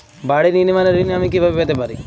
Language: Bangla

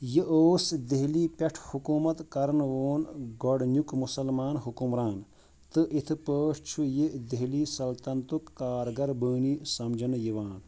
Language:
Kashmiri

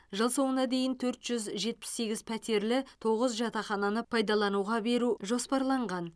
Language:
Kazakh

